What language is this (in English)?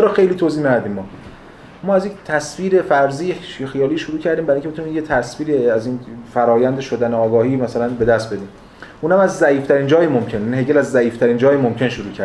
Persian